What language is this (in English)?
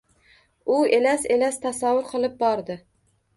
Uzbek